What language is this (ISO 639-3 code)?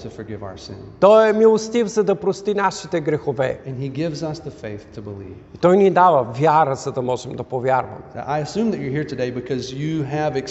bul